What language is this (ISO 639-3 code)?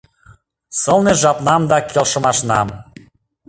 chm